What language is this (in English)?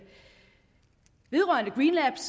Danish